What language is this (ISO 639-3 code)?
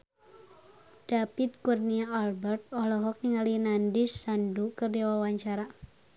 sun